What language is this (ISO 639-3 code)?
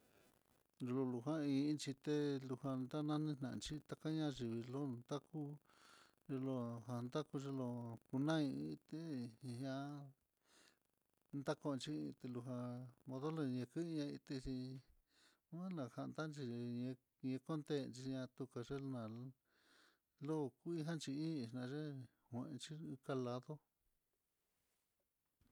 vmm